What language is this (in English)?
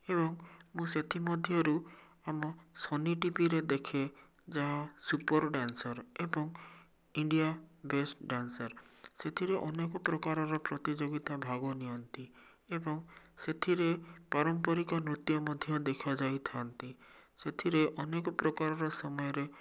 Odia